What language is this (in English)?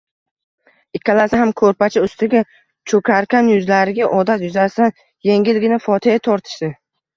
Uzbek